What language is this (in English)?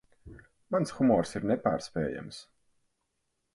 Latvian